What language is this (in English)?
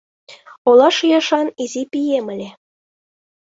Mari